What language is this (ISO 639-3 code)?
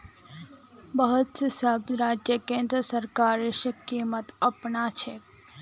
mag